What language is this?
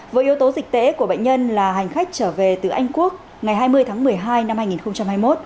Vietnamese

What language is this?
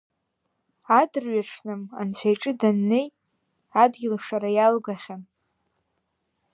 Abkhazian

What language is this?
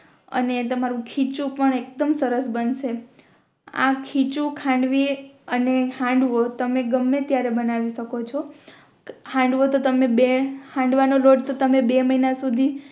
Gujarati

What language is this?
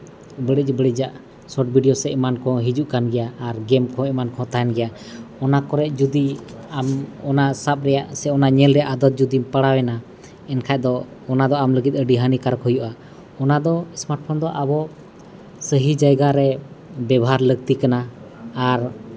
Santali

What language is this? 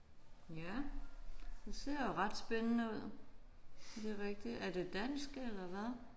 Danish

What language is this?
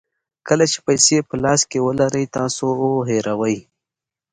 Pashto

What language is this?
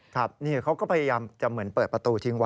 Thai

